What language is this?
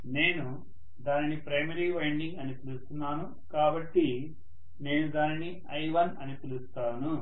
Telugu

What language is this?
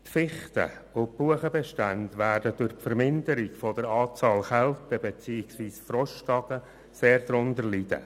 Swiss German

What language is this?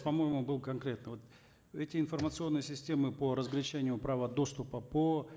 Kazakh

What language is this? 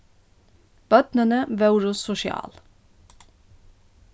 Faroese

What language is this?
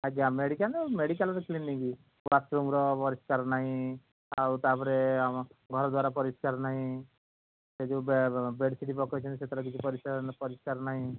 Odia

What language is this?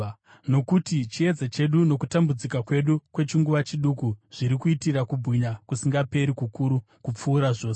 Shona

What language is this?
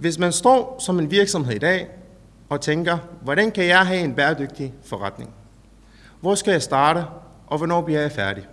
Danish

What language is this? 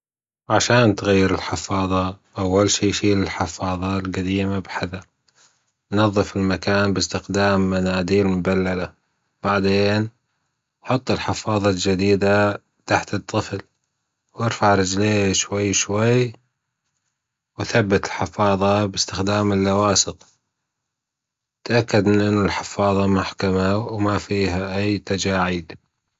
Gulf Arabic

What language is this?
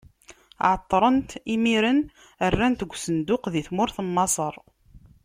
Kabyle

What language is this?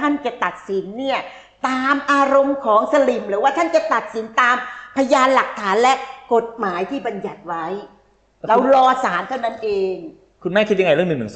Thai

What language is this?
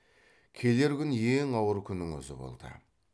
Kazakh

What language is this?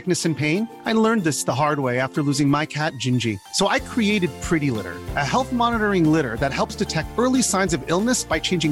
Danish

